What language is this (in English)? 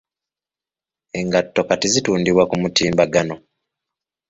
Ganda